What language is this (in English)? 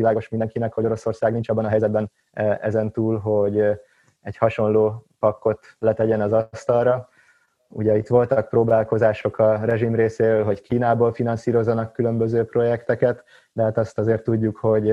Hungarian